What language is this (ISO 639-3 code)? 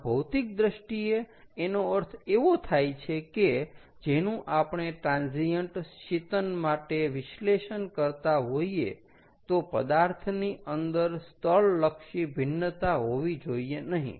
guj